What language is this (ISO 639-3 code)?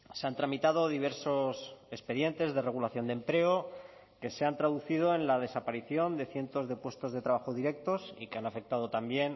spa